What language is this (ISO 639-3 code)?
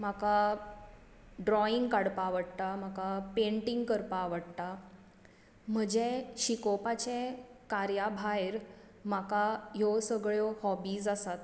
kok